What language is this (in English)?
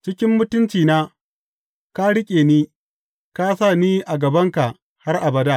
Hausa